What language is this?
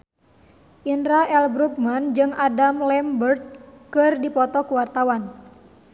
Sundanese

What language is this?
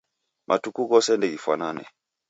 Taita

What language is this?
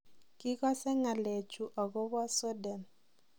Kalenjin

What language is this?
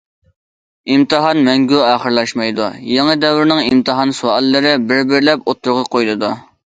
Uyghur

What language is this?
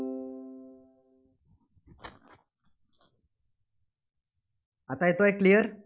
Marathi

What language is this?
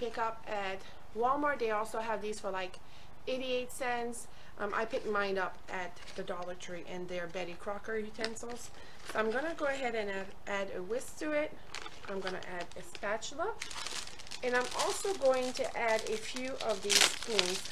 English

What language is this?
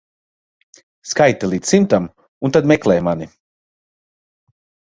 Latvian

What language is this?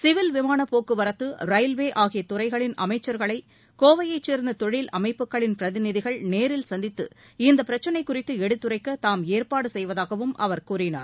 Tamil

